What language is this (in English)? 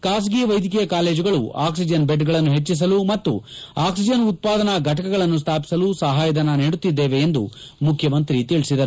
Kannada